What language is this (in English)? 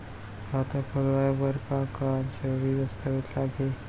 Chhattisgarhi